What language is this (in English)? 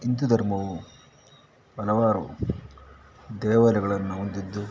Kannada